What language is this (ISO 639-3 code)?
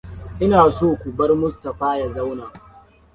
hau